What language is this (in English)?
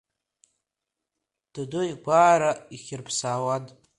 Abkhazian